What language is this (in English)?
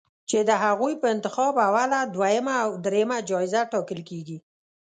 Pashto